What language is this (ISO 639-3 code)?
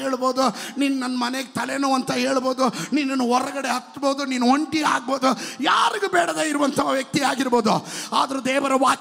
kan